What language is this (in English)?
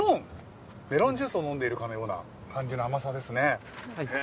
Japanese